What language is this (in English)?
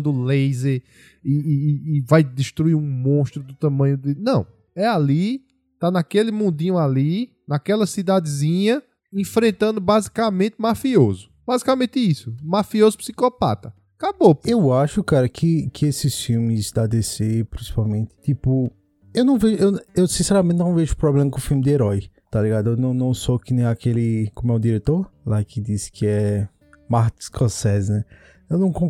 Portuguese